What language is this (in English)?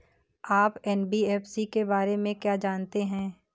Hindi